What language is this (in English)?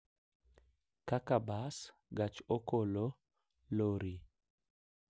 Luo (Kenya and Tanzania)